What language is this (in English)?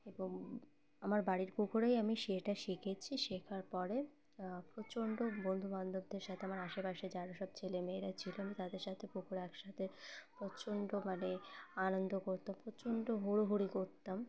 Bangla